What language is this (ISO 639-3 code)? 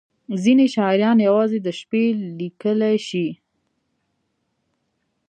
pus